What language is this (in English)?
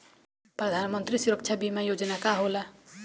Bhojpuri